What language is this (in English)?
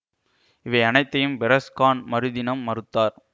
Tamil